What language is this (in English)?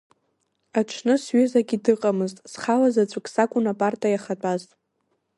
Abkhazian